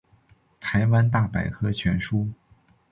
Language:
Chinese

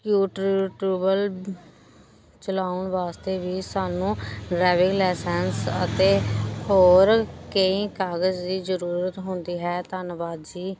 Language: Punjabi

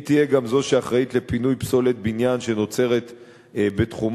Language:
Hebrew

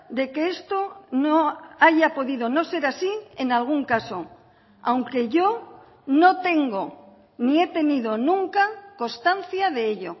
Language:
Spanish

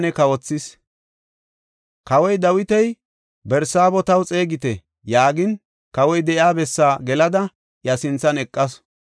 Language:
Gofa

